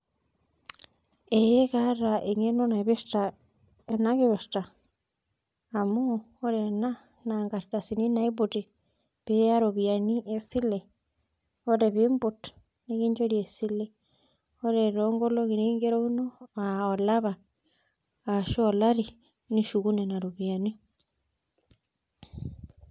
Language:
Masai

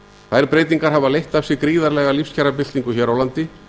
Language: Icelandic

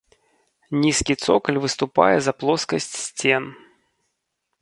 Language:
Belarusian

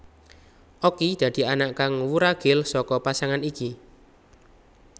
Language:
Javanese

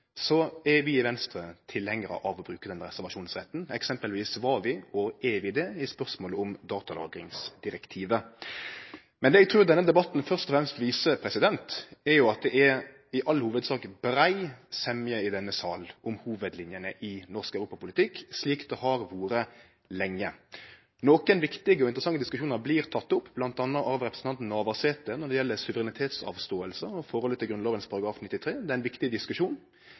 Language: Norwegian Nynorsk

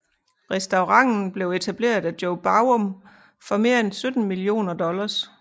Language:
Danish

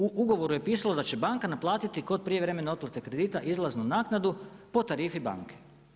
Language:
Croatian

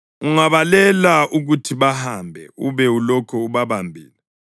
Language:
North Ndebele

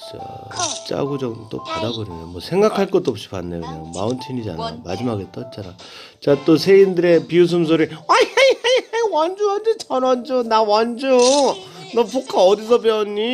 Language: Korean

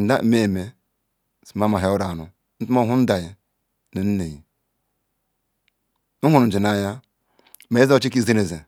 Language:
Ikwere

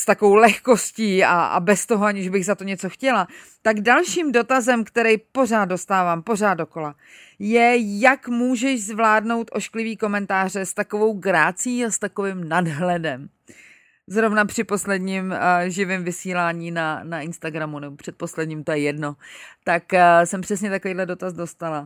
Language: Czech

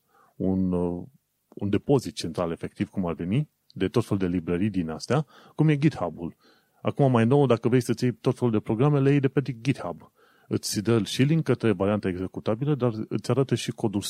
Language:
Romanian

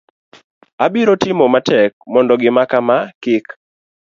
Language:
Luo (Kenya and Tanzania)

